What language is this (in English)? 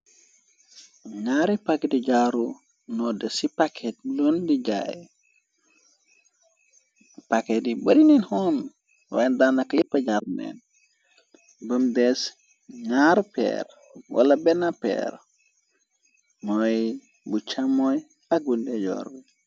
Wolof